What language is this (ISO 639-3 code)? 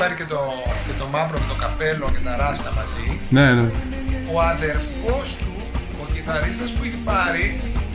ell